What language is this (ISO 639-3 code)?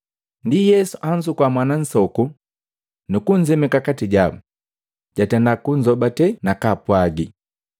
mgv